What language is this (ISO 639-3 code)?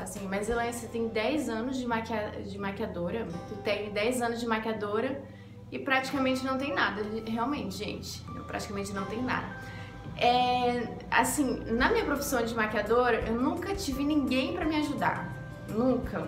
por